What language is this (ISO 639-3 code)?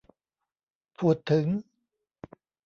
tha